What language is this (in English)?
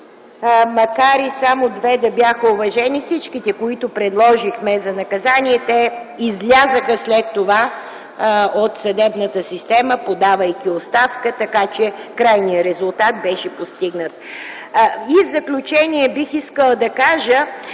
Bulgarian